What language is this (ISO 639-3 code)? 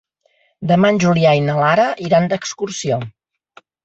cat